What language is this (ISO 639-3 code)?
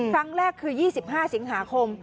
tha